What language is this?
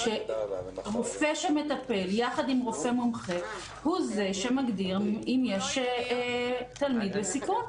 Hebrew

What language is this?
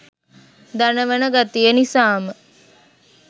Sinhala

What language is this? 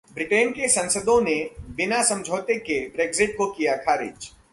Hindi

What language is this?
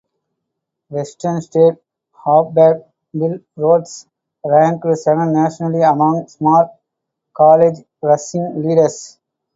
English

